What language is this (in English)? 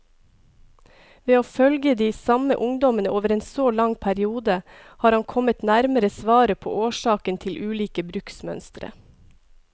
Norwegian